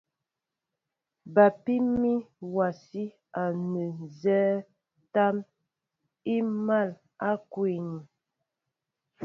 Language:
Mbo (Cameroon)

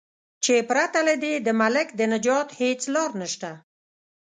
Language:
Pashto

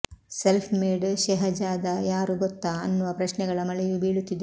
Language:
Kannada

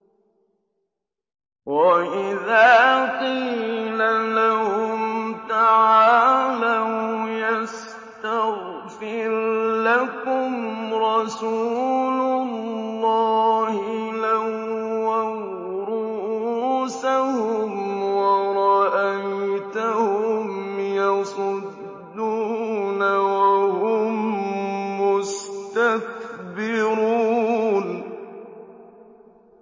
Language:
Arabic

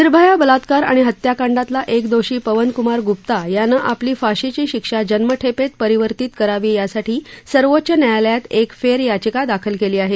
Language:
Marathi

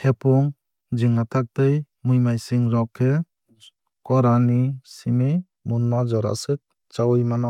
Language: Kok Borok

